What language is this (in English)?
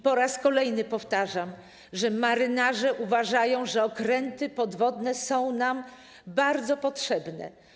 Polish